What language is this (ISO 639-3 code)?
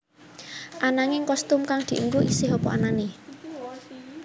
jav